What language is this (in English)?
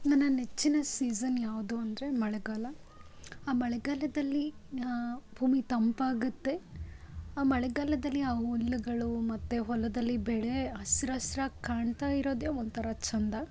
Kannada